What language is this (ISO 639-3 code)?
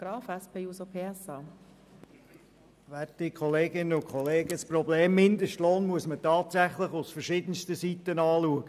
gsw